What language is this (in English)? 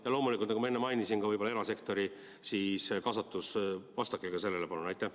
Estonian